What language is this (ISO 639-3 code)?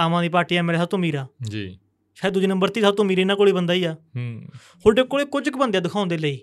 pan